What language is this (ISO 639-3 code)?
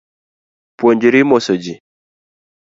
luo